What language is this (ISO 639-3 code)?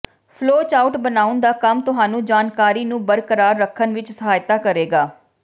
pan